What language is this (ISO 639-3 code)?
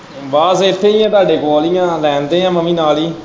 pan